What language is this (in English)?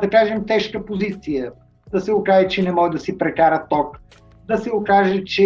Bulgarian